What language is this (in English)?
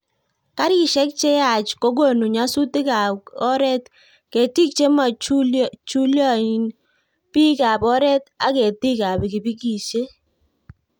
Kalenjin